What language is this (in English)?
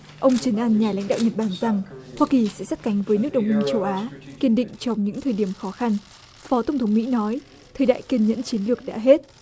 Vietnamese